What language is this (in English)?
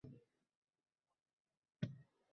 Uzbek